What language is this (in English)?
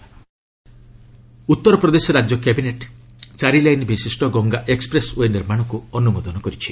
Odia